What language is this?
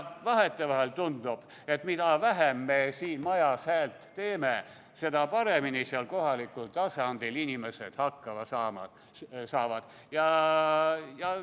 Estonian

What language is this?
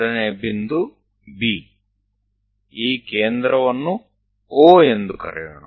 Gujarati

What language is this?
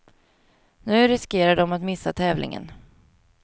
Swedish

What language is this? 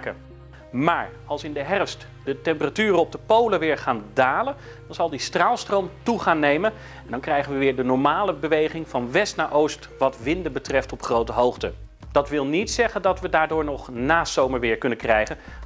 Dutch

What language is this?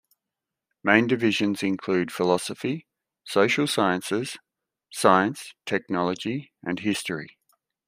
English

